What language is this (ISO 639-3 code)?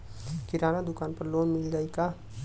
bho